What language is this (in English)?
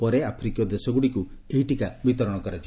Odia